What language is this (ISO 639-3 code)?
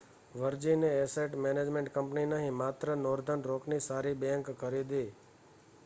guj